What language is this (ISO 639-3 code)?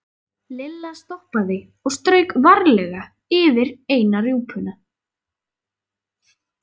isl